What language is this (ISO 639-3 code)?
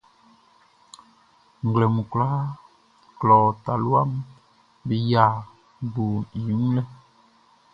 bci